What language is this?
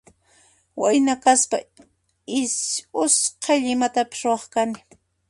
Puno Quechua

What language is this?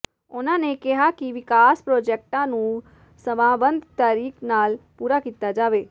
Punjabi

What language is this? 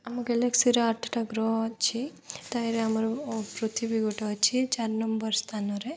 Odia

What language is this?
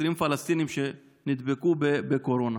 Hebrew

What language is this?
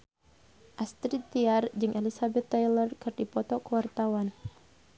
Sundanese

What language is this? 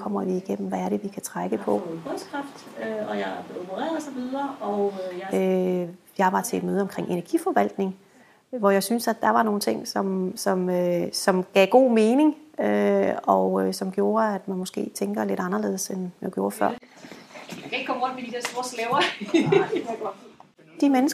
Danish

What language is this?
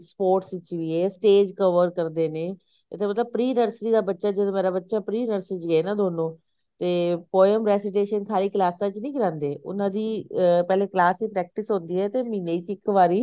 Punjabi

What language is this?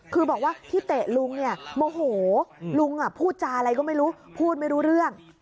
Thai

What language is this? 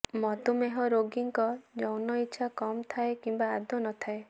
Odia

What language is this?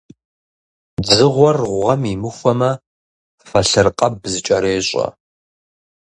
Kabardian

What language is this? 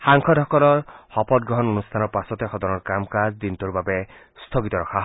Assamese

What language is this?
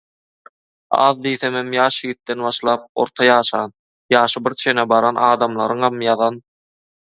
Turkmen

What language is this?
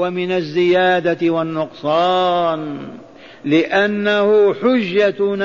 Arabic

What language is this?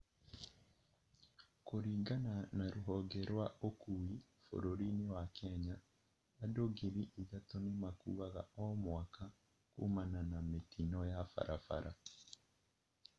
Kikuyu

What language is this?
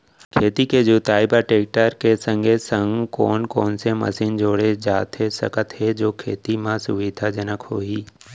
Chhattisgarhi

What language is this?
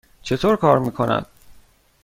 Persian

